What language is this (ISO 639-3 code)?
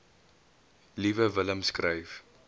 afr